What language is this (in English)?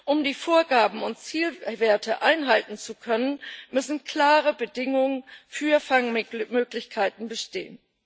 German